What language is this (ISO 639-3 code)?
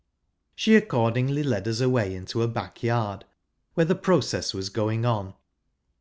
eng